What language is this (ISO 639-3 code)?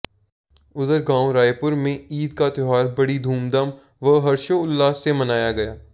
hin